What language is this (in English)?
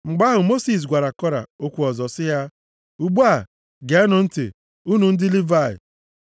Igbo